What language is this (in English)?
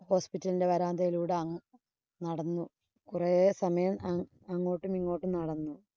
Malayalam